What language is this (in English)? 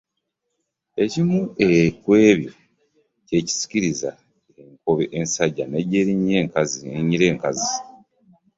Ganda